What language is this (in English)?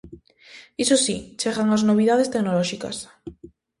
Galician